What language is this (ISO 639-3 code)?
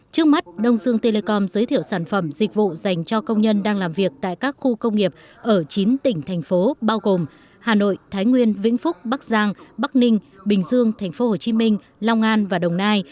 vie